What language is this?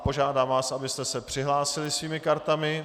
Czech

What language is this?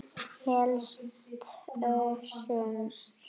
Icelandic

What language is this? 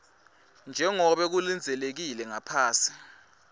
Swati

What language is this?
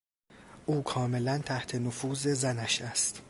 Persian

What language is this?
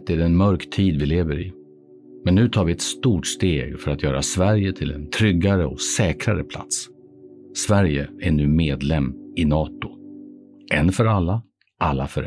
Swedish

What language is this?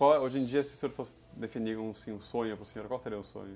Portuguese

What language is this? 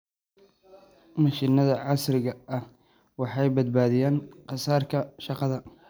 Somali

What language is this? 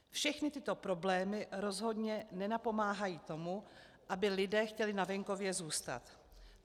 Czech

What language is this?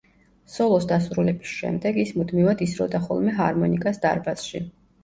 Georgian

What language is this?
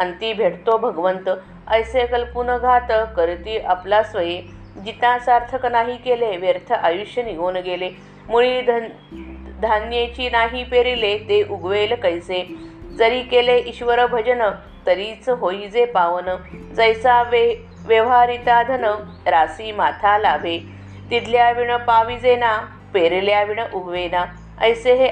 Marathi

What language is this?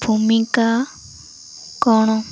Odia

